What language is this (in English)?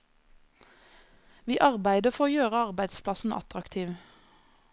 Norwegian